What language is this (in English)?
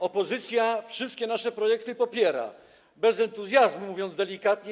Polish